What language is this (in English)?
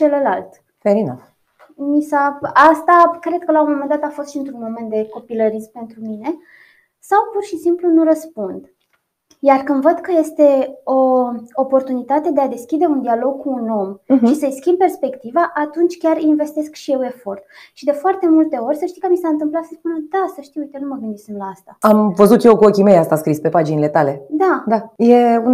Romanian